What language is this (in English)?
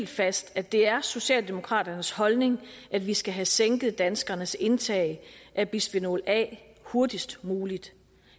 Danish